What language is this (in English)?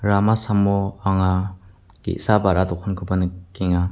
Garo